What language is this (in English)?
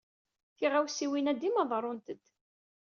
Kabyle